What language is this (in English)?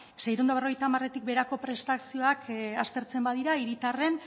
Basque